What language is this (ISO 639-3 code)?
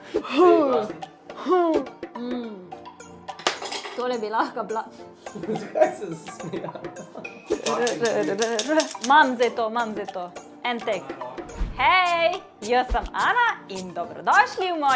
slv